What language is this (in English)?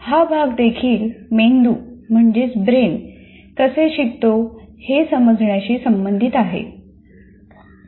Marathi